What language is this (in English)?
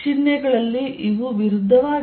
Kannada